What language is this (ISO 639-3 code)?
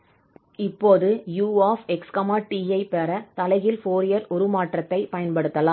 tam